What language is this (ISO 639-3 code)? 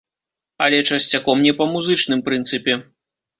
bel